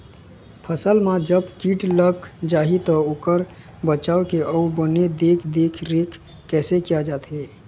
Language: Chhattisgarhi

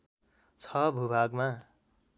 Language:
Nepali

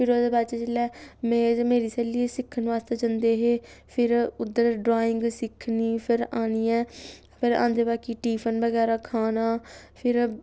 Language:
Dogri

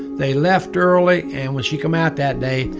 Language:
English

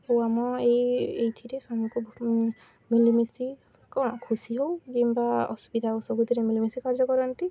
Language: Odia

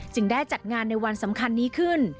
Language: Thai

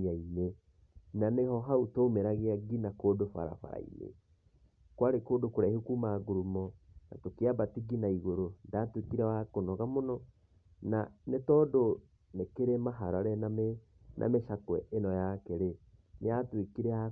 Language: Kikuyu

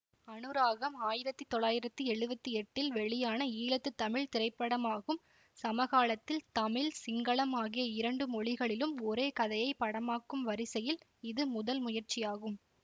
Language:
Tamil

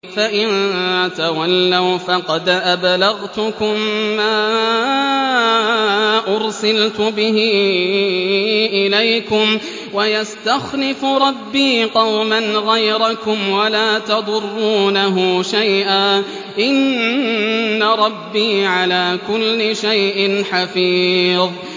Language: Arabic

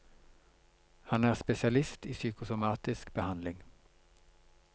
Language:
Norwegian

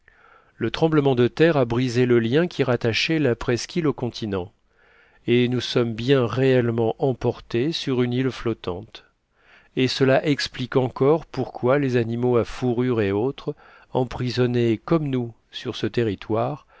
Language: French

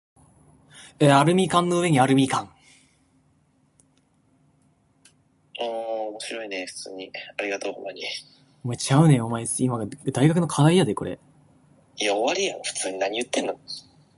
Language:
Japanese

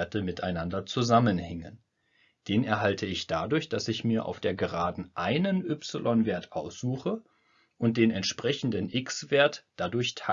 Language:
German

